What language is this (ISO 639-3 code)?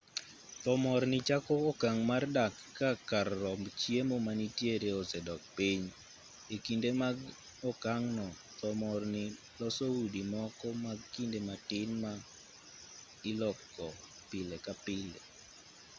luo